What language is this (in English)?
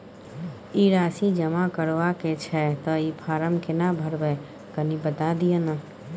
Maithili